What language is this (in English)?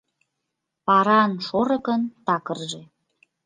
Mari